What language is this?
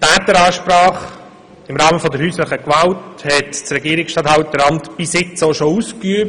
Swiss German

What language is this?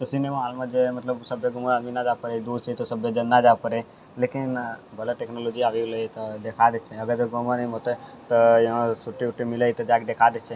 Maithili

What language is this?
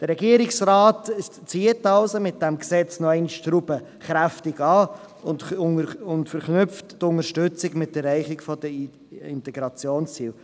Swiss German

